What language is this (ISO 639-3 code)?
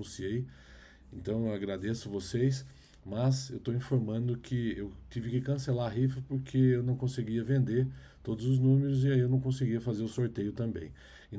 por